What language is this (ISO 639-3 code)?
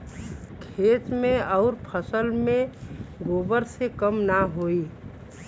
bho